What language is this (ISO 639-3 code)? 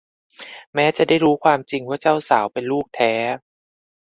tha